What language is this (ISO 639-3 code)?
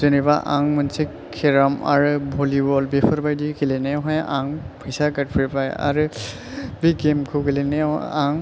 brx